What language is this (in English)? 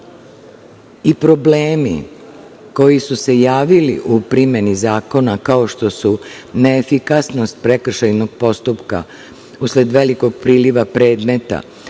Serbian